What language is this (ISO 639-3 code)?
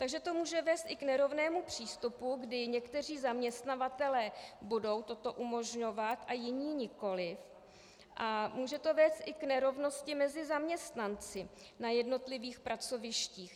ces